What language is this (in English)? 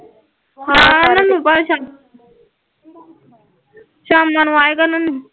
Punjabi